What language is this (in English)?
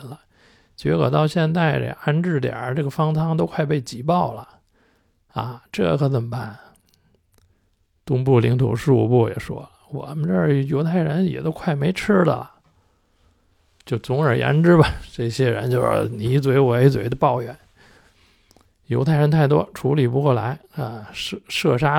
Chinese